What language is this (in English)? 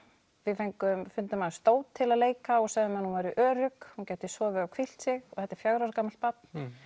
Icelandic